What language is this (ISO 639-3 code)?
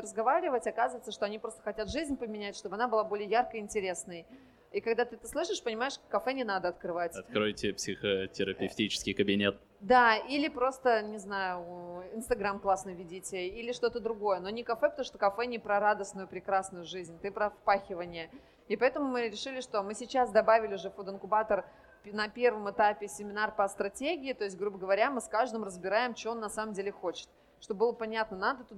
rus